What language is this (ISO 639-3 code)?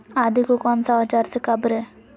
mag